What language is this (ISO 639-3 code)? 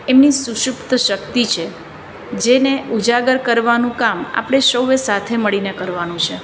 guj